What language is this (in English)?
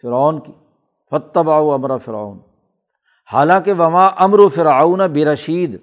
Urdu